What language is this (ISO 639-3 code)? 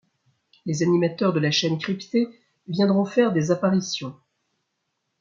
fra